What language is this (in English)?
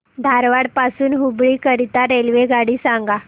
Marathi